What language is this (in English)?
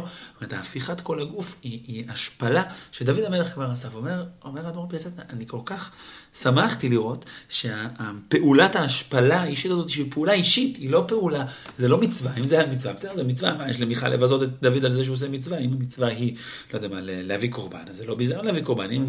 Hebrew